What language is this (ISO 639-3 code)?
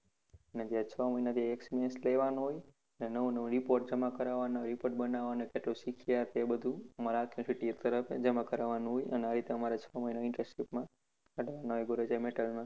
guj